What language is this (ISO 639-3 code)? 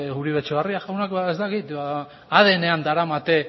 eus